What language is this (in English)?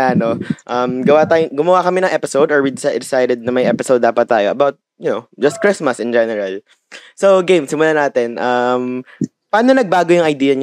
Filipino